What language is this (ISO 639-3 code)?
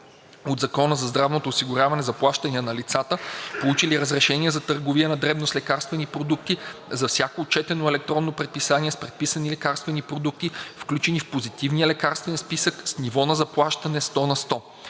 bul